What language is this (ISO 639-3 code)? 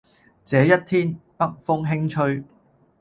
yue